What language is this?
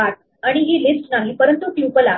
Marathi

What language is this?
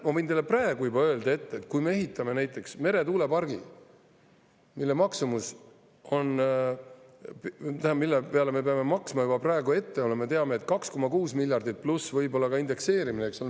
Estonian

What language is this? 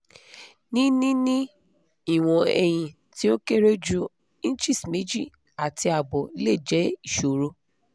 Yoruba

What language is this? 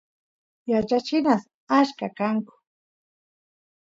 Santiago del Estero Quichua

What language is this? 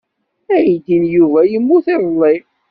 Kabyle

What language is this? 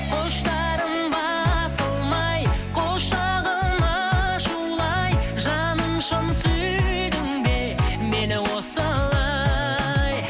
Kazakh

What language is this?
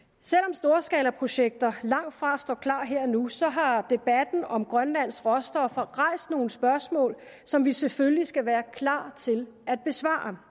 Danish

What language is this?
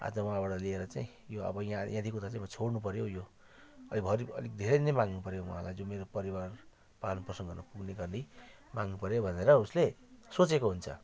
Nepali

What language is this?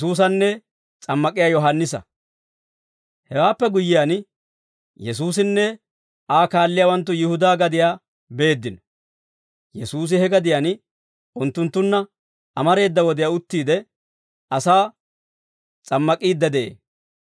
Dawro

